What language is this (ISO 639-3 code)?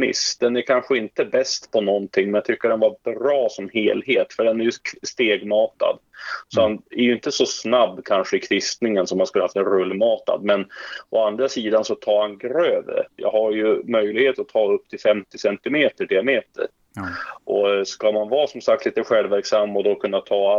swe